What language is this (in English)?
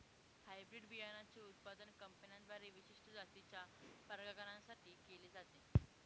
Marathi